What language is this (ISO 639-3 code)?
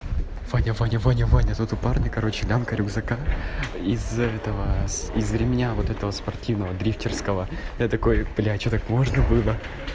rus